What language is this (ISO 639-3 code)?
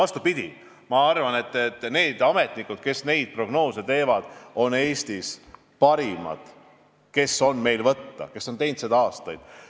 est